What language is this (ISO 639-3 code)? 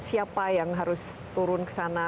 ind